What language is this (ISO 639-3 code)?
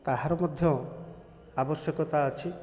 ori